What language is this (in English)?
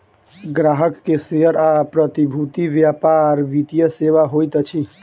Maithili